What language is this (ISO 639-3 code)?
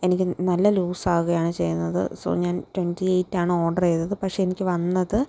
mal